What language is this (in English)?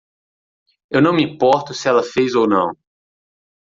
Portuguese